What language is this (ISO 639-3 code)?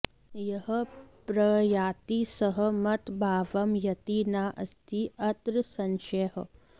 san